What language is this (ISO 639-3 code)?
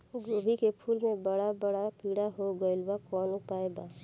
bho